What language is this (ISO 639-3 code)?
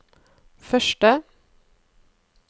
nor